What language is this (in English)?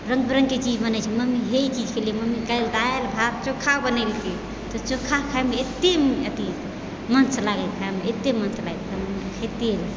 Maithili